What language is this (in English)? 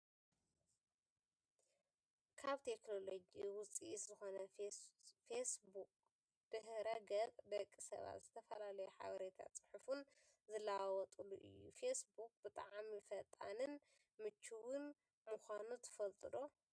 Tigrinya